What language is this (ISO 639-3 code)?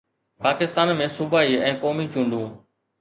snd